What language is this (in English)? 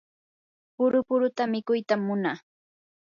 Yanahuanca Pasco Quechua